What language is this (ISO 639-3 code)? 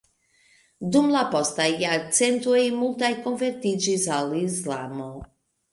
epo